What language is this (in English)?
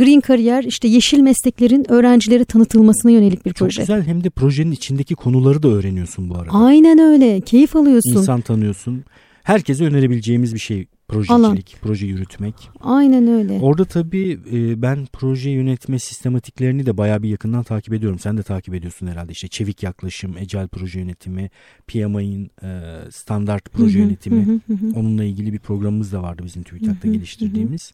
Turkish